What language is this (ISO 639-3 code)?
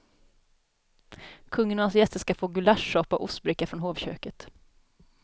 swe